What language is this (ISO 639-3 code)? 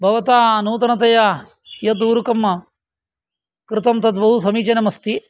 san